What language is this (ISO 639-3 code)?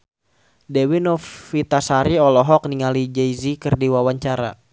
sun